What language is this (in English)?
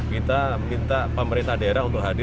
Indonesian